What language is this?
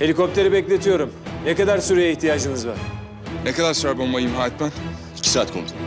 Turkish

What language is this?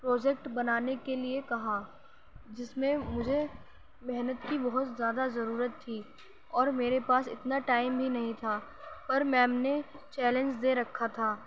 Urdu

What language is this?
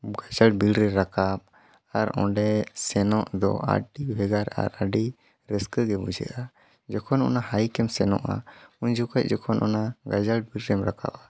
Santali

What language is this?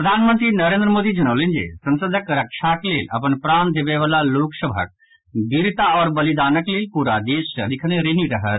Maithili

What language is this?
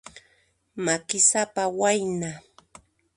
Puno Quechua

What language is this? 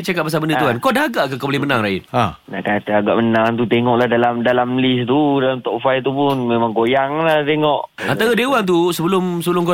Malay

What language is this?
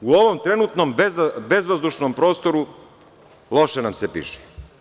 Serbian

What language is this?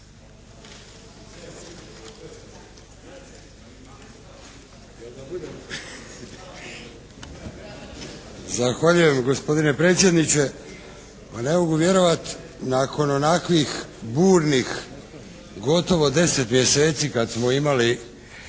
Croatian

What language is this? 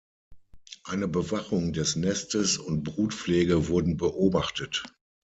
German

